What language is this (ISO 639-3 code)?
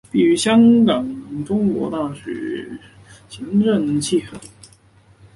zho